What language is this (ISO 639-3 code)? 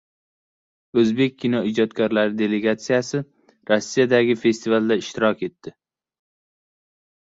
uzb